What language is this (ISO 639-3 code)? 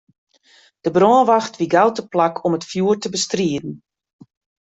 fry